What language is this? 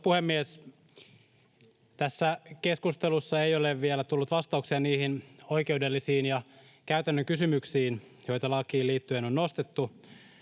Finnish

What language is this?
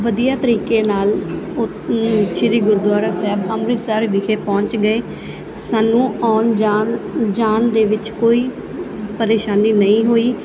Punjabi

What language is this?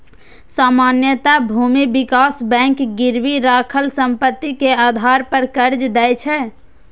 Maithili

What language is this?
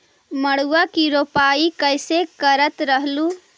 Magahi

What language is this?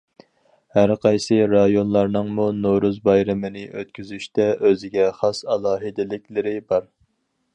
Uyghur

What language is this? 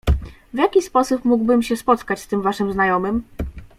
Polish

